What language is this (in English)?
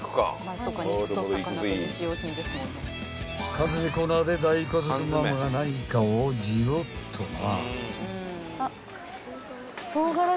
Japanese